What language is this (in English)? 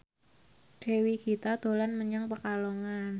Javanese